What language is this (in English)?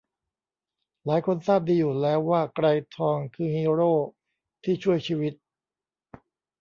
Thai